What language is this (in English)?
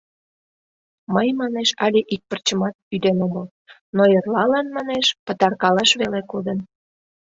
Mari